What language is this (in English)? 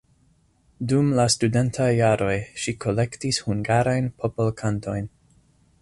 Esperanto